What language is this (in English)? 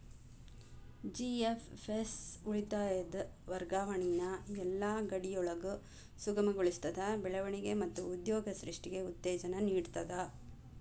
Kannada